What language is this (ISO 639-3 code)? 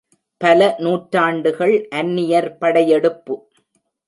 tam